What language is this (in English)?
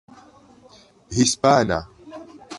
Esperanto